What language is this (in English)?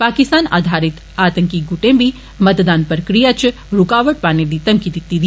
Dogri